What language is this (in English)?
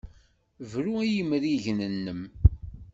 Kabyle